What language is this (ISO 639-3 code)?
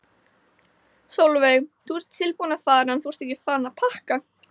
isl